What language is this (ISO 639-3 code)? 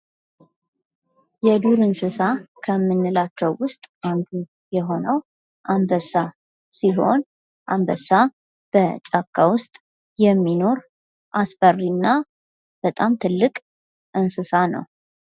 amh